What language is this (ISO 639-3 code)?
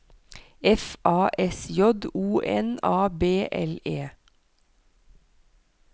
nor